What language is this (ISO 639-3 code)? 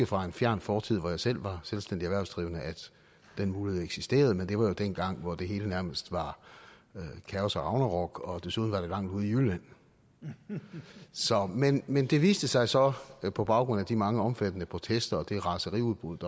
dan